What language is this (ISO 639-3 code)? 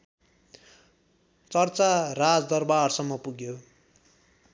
nep